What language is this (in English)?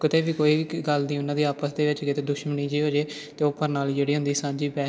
Punjabi